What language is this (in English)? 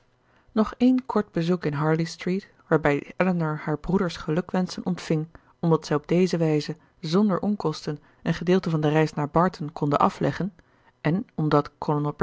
Dutch